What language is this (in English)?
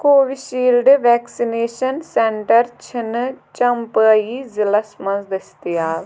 Kashmiri